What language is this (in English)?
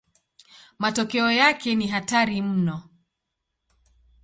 Swahili